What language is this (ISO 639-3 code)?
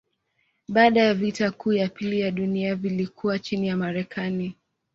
swa